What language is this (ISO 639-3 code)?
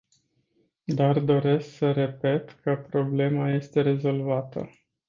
ron